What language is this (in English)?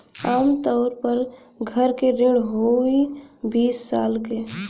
Bhojpuri